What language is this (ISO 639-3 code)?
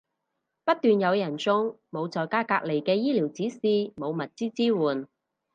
yue